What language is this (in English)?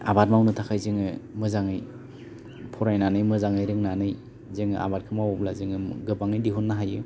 Bodo